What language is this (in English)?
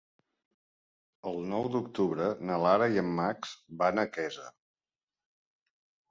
Catalan